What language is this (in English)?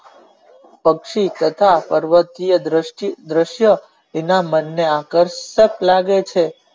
Gujarati